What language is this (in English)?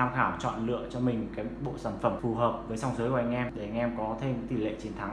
Vietnamese